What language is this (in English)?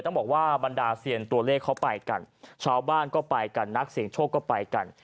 Thai